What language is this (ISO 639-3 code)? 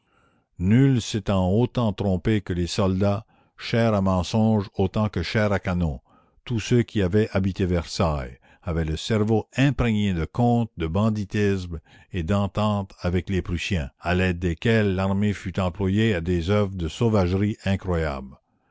fra